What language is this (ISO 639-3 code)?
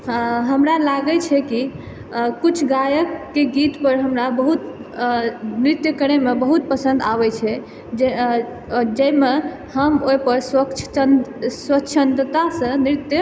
mai